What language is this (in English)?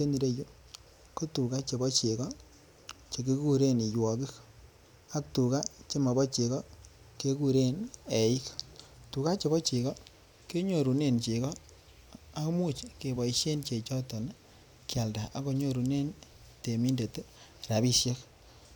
Kalenjin